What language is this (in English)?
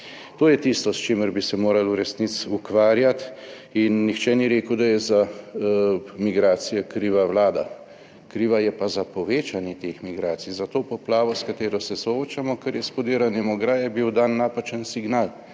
Slovenian